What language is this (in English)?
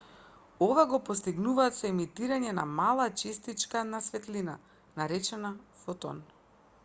Macedonian